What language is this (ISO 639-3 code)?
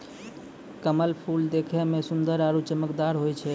mai